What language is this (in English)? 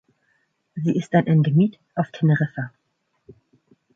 German